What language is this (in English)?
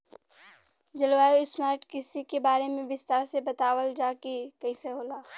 Bhojpuri